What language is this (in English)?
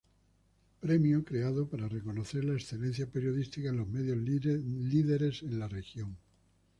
Spanish